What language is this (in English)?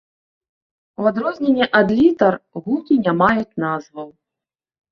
Belarusian